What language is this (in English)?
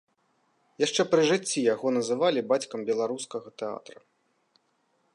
Belarusian